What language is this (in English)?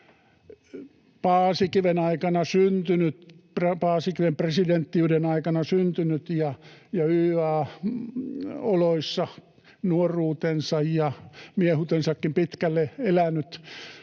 Finnish